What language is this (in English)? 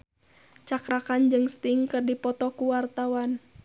Sundanese